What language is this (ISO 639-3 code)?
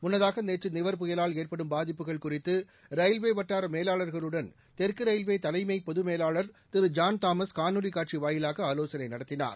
tam